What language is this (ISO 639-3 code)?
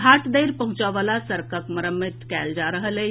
mai